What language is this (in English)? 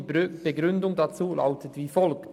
Swiss German